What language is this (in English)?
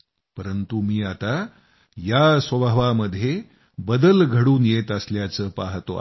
Marathi